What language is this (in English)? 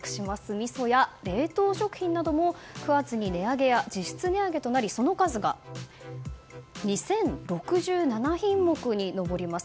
Japanese